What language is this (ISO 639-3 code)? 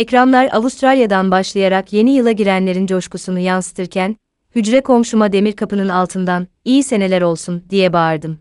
tur